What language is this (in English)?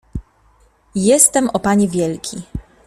Polish